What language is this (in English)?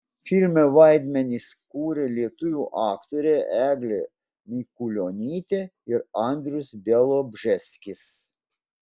Lithuanian